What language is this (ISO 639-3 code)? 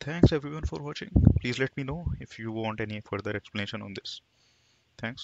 eng